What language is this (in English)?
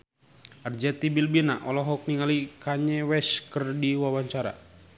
Sundanese